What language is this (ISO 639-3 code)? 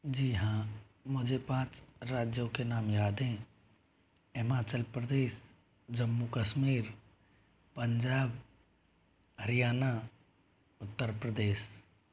hin